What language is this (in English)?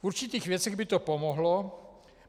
Czech